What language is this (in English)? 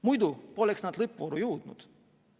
Estonian